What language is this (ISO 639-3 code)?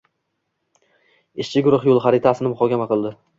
uzb